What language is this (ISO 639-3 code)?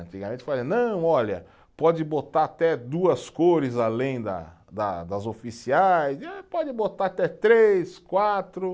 por